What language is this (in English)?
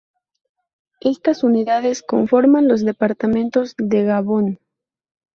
Spanish